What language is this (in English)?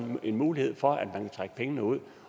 Danish